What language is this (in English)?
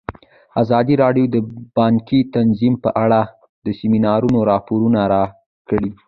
Pashto